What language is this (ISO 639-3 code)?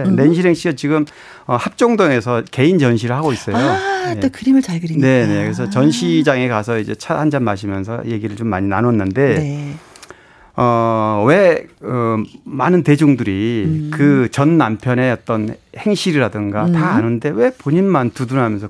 kor